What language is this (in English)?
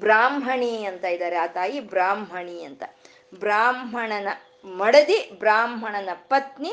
Kannada